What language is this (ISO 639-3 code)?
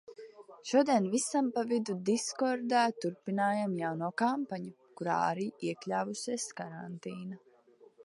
lav